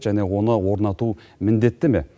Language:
Kazakh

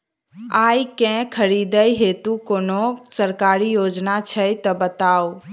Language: Maithili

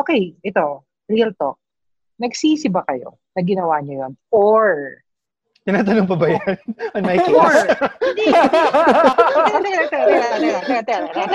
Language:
Filipino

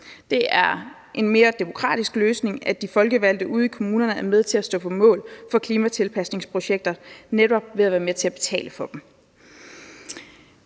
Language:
Danish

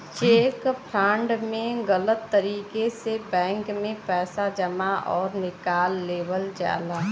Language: Bhojpuri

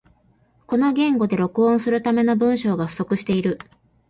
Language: Japanese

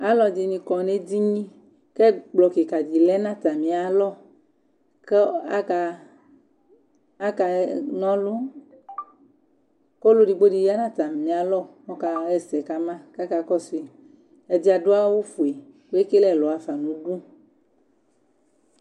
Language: Ikposo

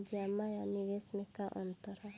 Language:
Bhojpuri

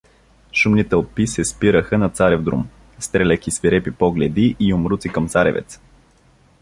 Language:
Bulgarian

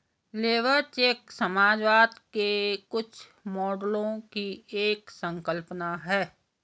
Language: Hindi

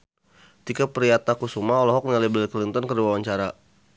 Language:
Sundanese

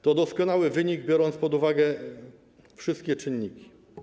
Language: Polish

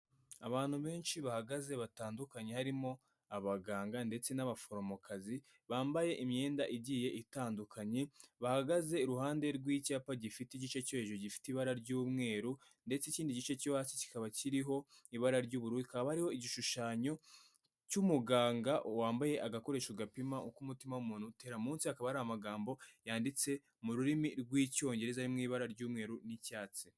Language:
Kinyarwanda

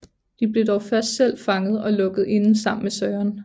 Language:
Danish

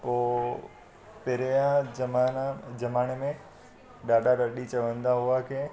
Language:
Sindhi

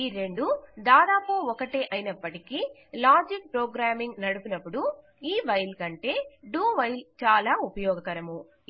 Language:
Telugu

